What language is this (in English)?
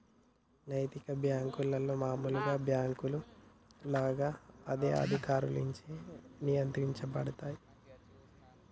Telugu